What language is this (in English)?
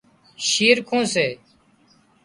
Wadiyara Koli